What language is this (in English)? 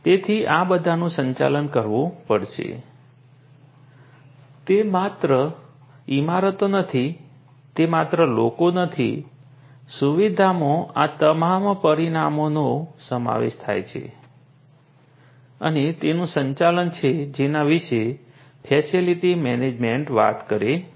Gujarati